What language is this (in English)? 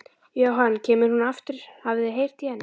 Icelandic